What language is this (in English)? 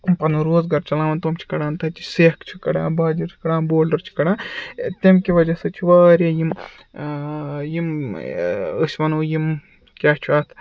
Kashmiri